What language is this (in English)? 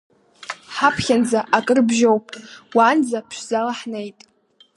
Abkhazian